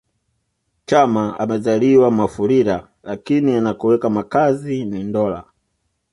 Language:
Swahili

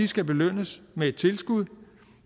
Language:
Danish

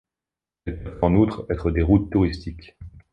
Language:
French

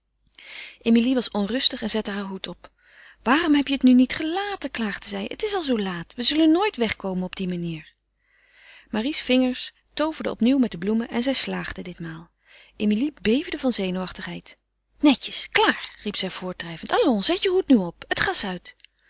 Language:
Dutch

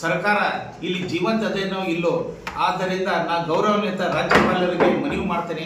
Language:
Kannada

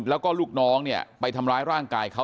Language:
Thai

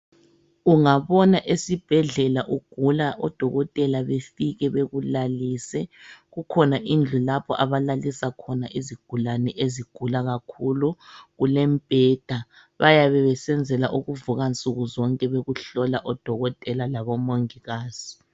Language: North Ndebele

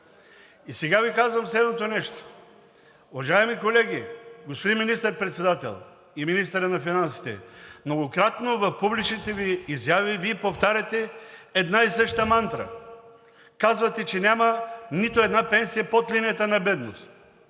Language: Bulgarian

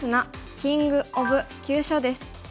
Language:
Japanese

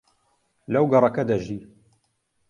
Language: Central Kurdish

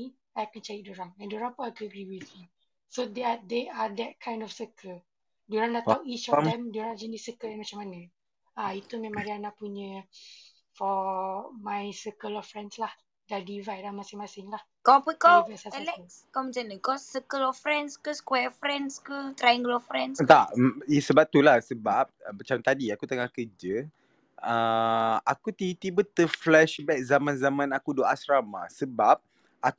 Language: Malay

